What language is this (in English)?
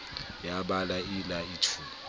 Southern Sotho